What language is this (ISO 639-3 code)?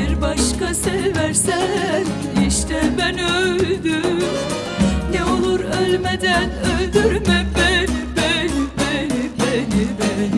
tur